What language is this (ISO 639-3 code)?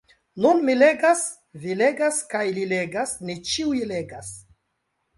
epo